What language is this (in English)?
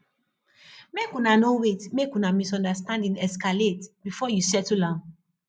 Nigerian Pidgin